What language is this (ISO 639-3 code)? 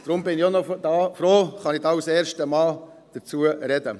gsw